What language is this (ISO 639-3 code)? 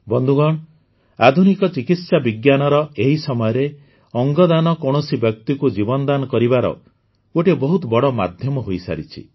ori